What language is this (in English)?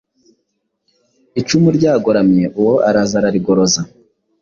Kinyarwanda